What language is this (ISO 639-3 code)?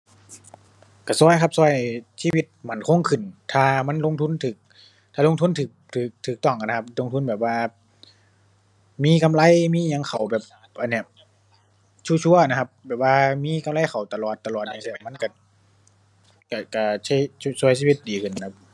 tha